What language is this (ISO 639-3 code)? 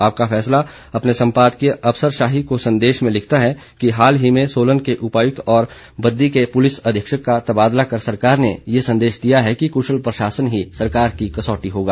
hin